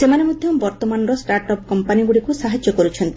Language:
Odia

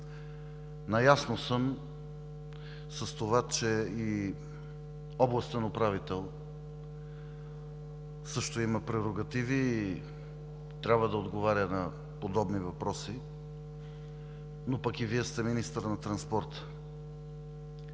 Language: Bulgarian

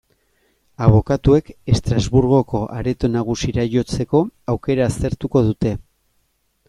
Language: Basque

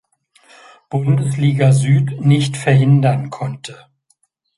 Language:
German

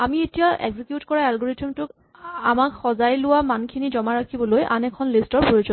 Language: Assamese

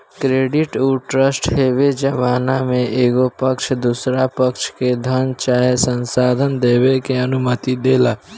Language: Bhojpuri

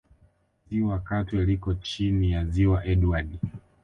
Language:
Swahili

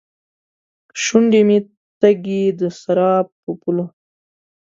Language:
Pashto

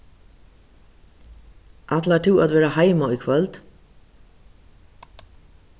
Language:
Faroese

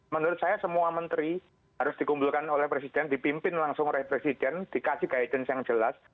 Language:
Indonesian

